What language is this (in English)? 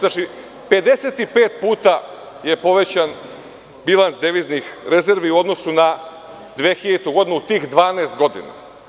Serbian